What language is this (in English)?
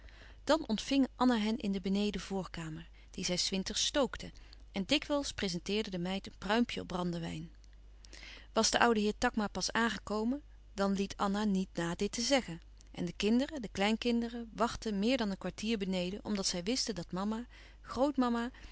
Dutch